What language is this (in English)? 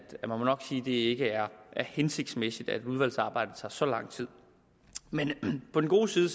Danish